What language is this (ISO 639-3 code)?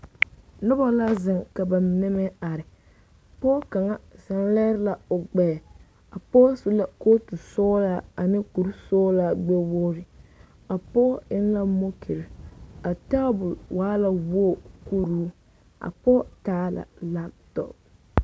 dga